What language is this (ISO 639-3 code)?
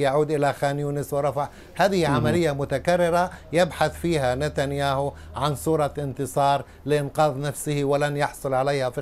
ara